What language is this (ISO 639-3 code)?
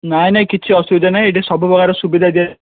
ori